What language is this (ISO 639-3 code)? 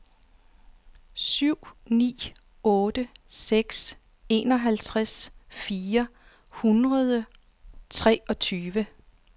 dan